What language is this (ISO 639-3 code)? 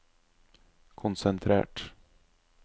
nor